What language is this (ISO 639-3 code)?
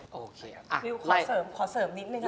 tha